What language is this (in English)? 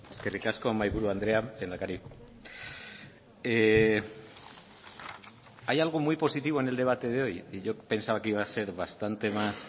Spanish